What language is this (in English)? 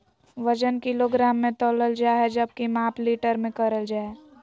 Magahi